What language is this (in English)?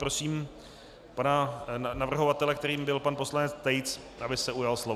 Czech